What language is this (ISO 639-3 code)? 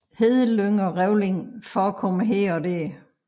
dan